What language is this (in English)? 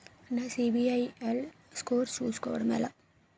Telugu